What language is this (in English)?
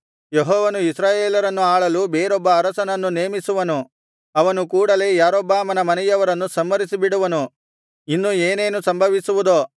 Kannada